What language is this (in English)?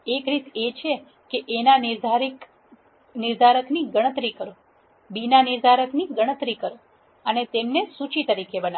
Gujarati